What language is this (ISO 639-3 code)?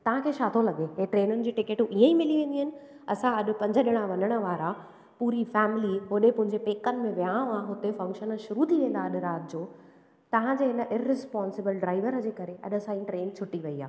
snd